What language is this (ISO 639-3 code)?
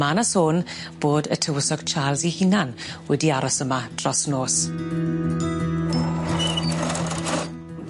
cym